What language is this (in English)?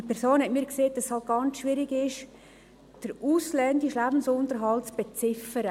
Swiss German